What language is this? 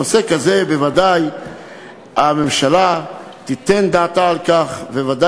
Hebrew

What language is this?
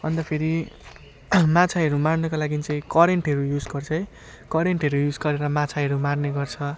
Nepali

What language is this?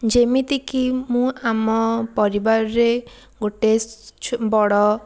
Odia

